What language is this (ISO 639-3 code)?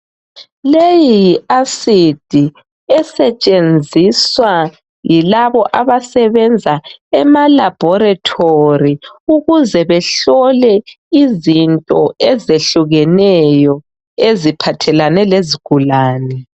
nde